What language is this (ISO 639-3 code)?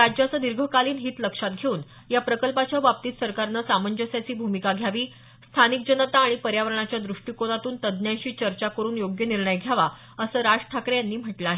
mar